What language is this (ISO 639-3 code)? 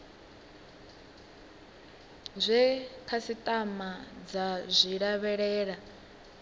ven